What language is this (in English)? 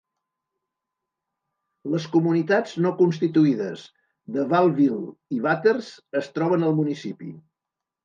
Catalan